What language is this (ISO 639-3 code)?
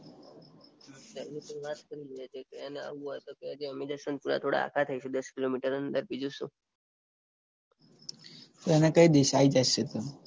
guj